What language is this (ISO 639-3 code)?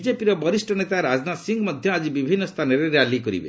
ori